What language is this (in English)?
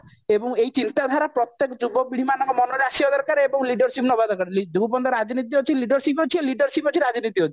Odia